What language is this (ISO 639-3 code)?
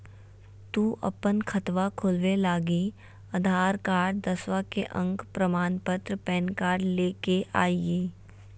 mag